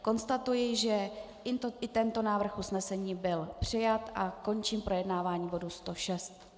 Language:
Czech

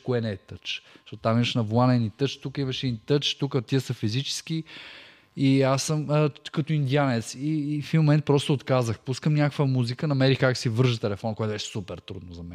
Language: Bulgarian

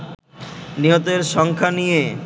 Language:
Bangla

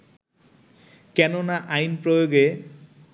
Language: Bangla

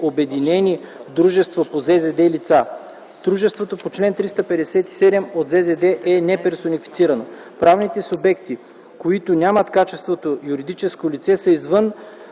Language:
Bulgarian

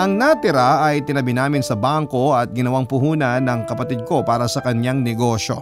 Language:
Filipino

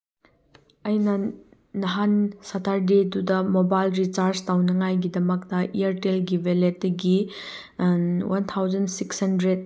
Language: Manipuri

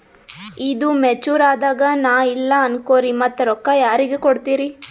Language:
Kannada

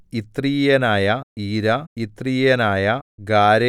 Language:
Malayalam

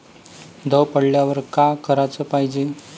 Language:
Marathi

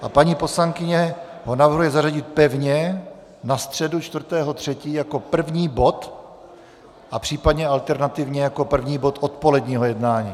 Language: Czech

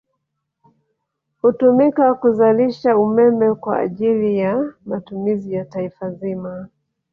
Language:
Swahili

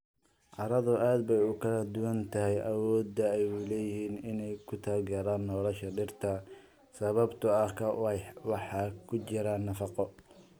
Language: Somali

